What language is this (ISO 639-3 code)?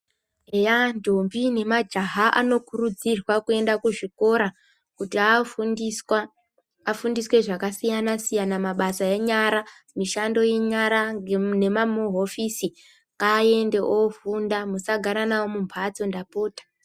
ndc